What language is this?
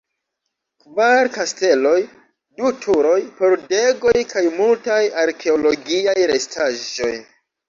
Esperanto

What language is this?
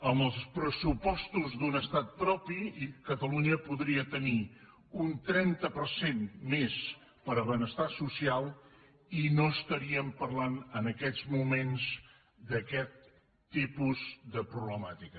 Catalan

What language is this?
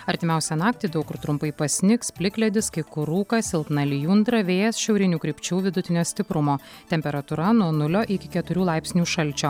Lithuanian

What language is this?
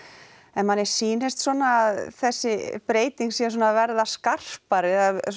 Icelandic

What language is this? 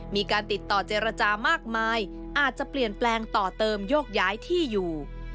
Thai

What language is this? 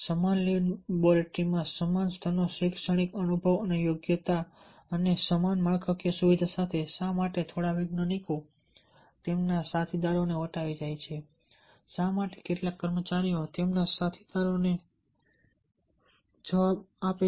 Gujarati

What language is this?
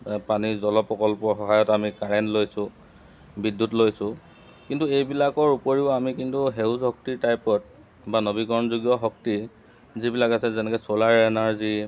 Assamese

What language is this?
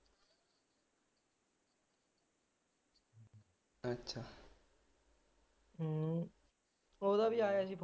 Punjabi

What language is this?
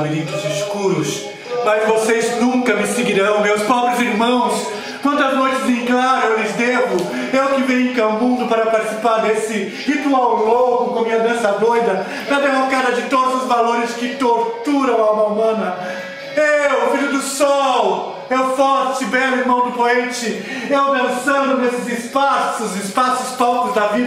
Portuguese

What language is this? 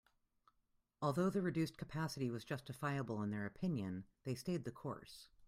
English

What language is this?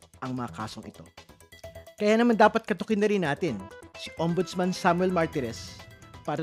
Filipino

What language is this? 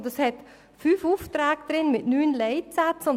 Swiss German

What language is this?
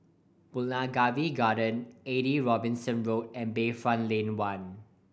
English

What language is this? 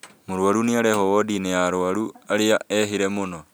Kikuyu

